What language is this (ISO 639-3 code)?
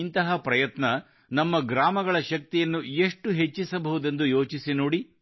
kan